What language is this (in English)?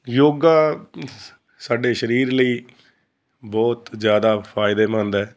Punjabi